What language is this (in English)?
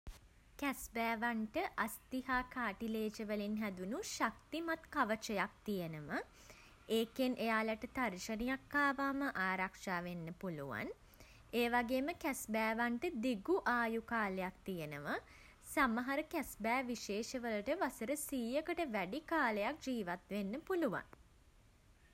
Sinhala